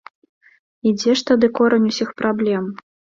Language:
Belarusian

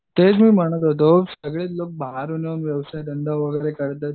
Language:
Marathi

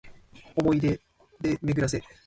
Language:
Japanese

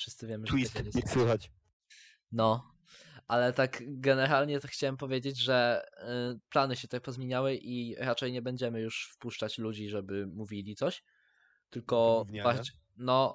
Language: Polish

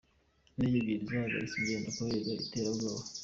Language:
Kinyarwanda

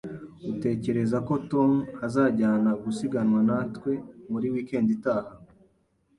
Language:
Kinyarwanda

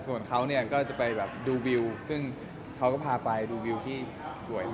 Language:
Thai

